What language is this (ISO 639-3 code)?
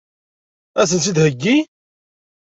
kab